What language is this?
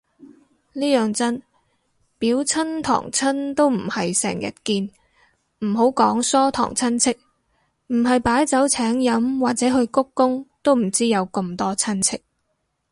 Cantonese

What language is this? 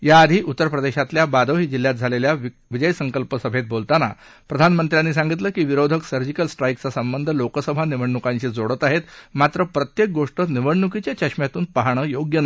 Marathi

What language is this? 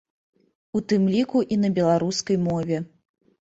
Belarusian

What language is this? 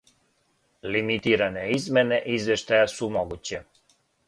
Serbian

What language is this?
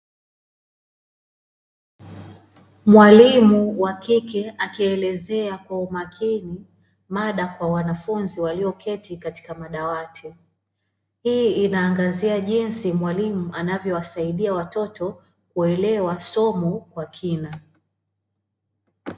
Swahili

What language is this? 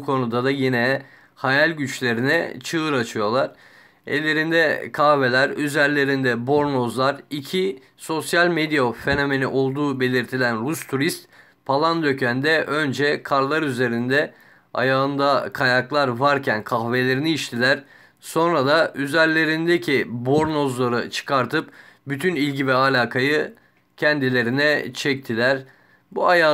Turkish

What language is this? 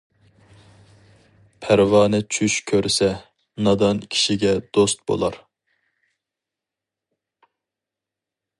Uyghur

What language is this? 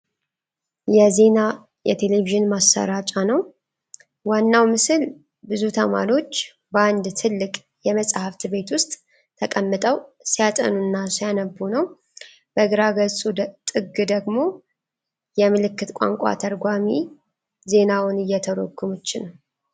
Amharic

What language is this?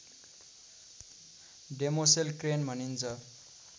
Nepali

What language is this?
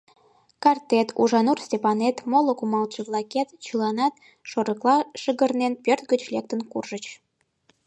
Mari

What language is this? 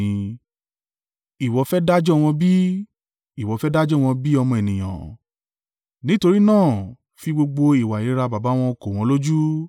Yoruba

